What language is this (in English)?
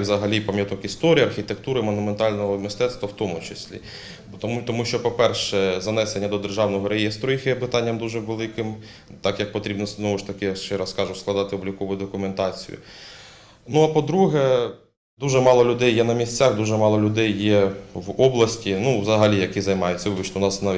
Ukrainian